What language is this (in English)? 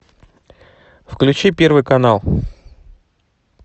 Russian